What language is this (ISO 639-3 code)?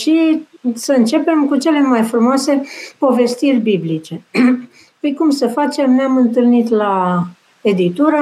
ron